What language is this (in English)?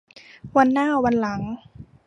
Thai